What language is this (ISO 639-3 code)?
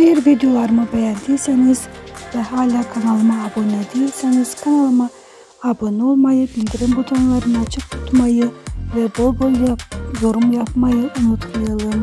tur